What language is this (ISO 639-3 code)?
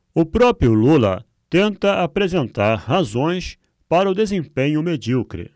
por